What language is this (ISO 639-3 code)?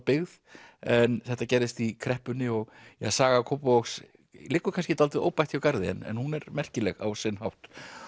isl